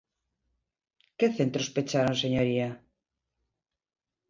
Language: Galician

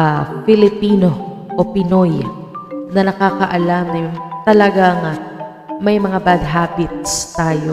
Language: Filipino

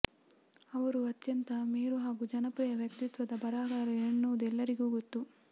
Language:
Kannada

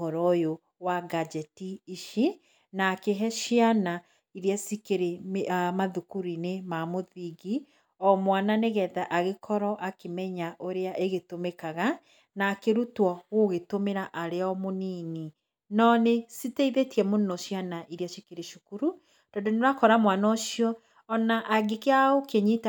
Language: Kikuyu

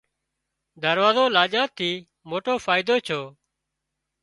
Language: Wadiyara Koli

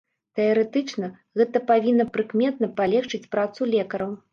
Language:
Belarusian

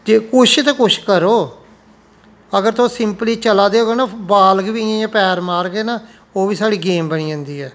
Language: Dogri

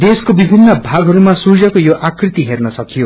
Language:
Nepali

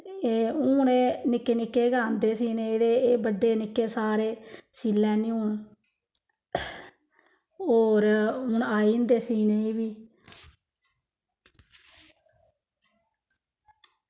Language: Dogri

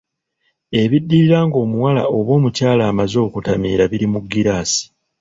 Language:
Ganda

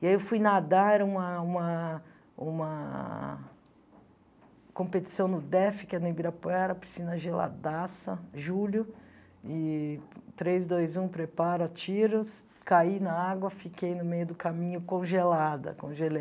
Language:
Portuguese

